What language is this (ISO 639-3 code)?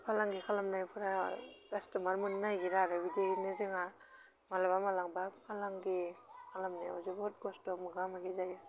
brx